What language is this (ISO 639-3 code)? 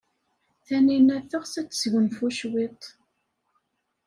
kab